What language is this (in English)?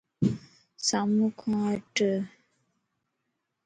Lasi